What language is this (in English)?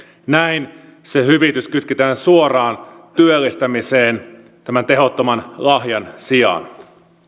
Finnish